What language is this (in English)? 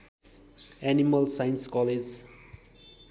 Nepali